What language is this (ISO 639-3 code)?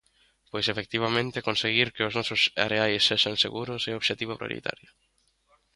glg